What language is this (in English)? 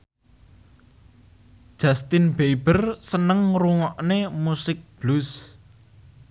Javanese